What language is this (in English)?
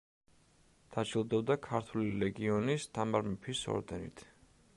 Georgian